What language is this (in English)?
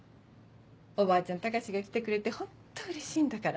Japanese